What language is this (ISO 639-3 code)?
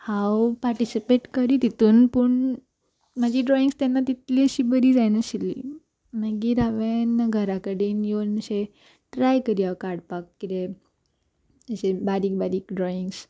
kok